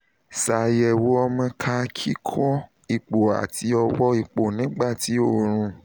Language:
Yoruba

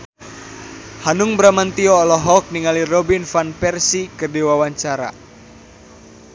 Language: Sundanese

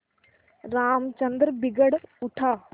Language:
Hindi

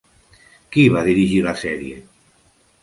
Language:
Catalan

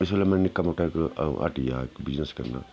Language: Dogri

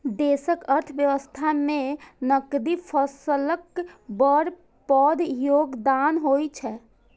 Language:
Maithili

